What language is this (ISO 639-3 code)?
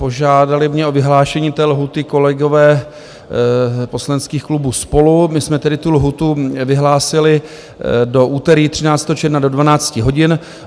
ces